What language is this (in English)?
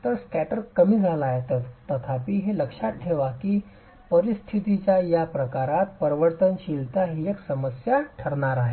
Marathi